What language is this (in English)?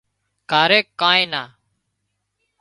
Wadiyara Koli